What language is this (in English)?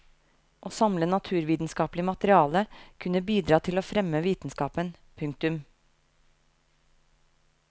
Norwegian